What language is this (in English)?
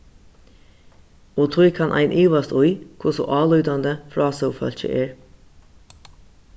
Faroese